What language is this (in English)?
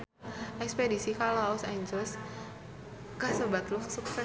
Sundanese